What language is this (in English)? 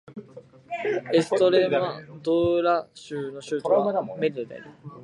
Japanese